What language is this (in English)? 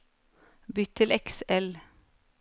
Norwegian